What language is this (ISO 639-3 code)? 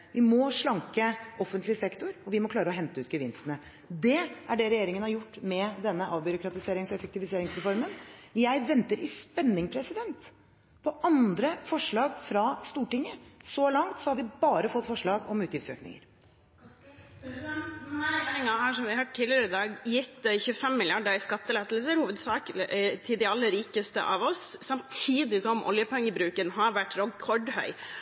nor